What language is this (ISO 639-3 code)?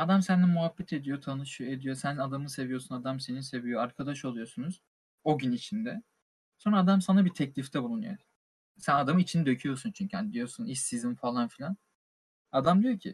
tur